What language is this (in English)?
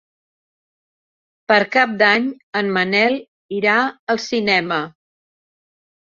Catalan